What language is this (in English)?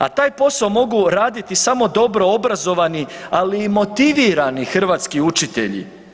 Croatian